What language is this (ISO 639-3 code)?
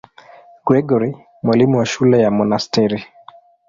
swa